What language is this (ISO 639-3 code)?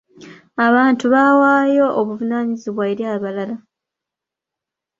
lug